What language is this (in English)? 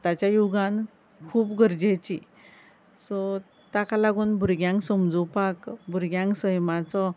Konkani